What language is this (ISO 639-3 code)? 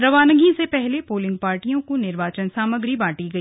hin